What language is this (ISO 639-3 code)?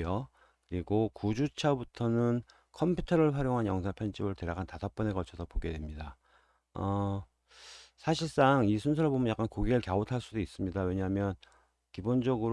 kor